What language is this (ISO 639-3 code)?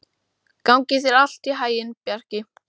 isl